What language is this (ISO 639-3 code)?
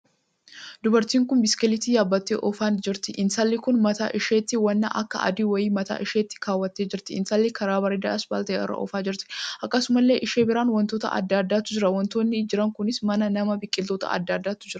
orm